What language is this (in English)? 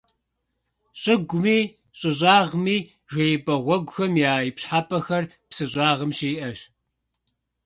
Kabardian